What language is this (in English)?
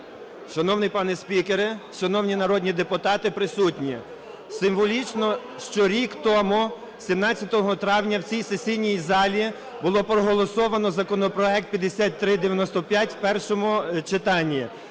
Ukrainian